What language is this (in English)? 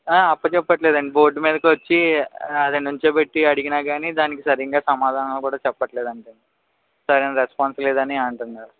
Telugu